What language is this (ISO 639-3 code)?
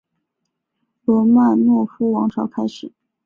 zho